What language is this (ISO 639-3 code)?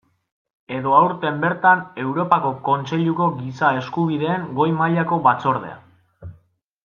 eus